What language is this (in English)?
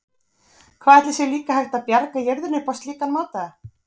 Icelandic